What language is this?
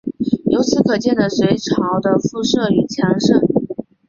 Chinese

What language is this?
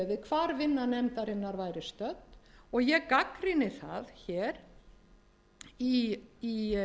Icelandic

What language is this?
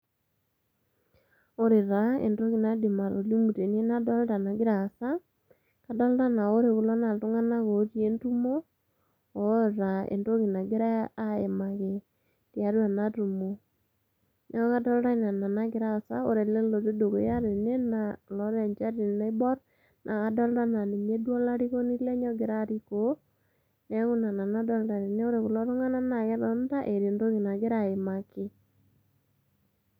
Masai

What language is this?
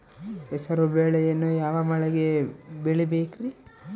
Kannada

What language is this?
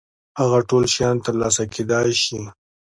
Pashto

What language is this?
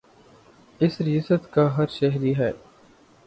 Urdu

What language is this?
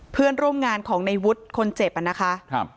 Thai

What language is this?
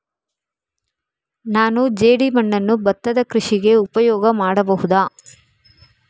Kannada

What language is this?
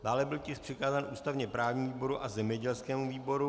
Czech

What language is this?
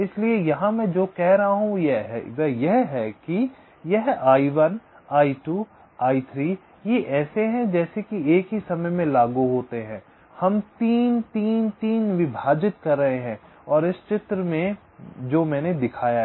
Hindi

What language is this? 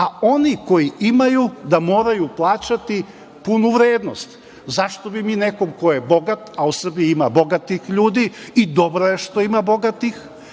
Serbian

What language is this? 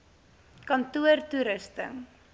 Afrikaans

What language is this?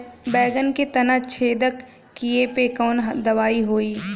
Bhojpuri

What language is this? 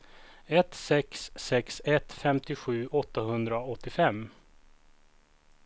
Swedish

